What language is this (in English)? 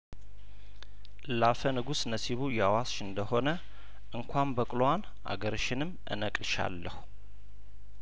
Amharic